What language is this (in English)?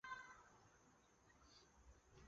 Chinese